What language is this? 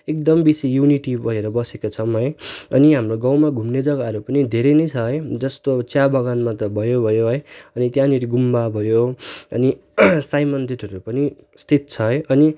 Nepali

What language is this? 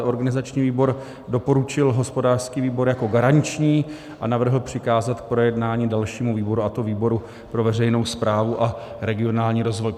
Czech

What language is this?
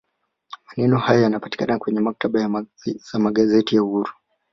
Swahili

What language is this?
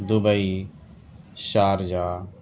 Urdu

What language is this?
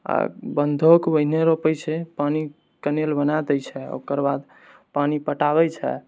Maithili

